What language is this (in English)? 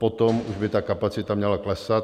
Czech